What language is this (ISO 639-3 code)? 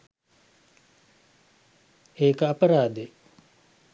sin